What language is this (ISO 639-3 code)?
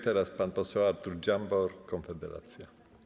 pol